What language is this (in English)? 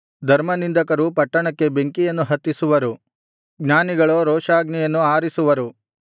Kannada